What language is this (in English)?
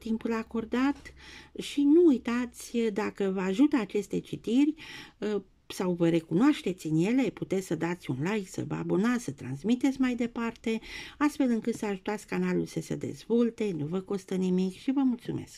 Romanian